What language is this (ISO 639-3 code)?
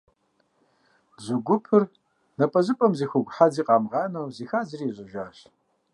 kbd